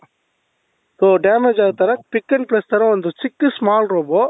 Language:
Kannada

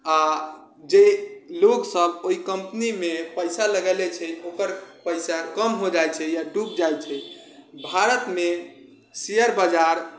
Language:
Maithili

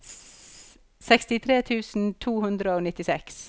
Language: Norwegian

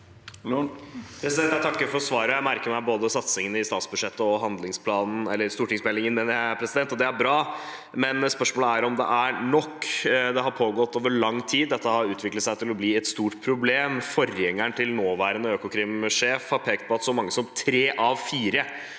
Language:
Norwegian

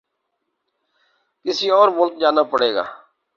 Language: Urdu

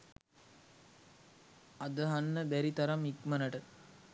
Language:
Sinhala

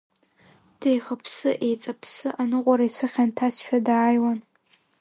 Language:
Abkhazian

